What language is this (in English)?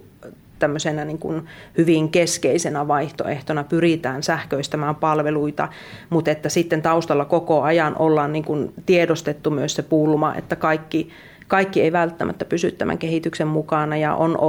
Finnish